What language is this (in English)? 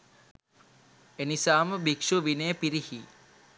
Sinhala